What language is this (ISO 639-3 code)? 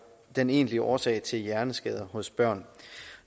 dan